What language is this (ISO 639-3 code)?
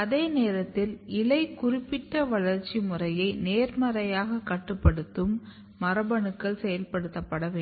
tam